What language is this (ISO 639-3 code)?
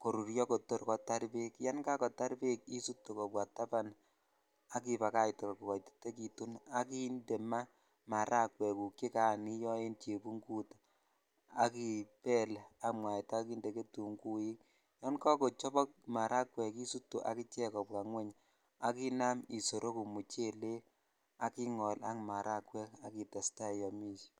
kln